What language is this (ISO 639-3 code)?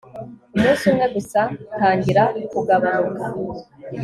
kin